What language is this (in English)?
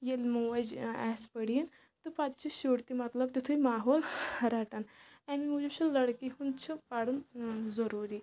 Kashmiri